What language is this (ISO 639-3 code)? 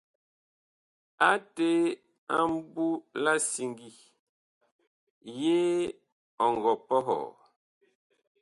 bkh